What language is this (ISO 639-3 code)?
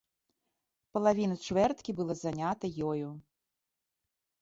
bel